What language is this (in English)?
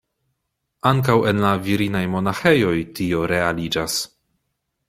Esperanto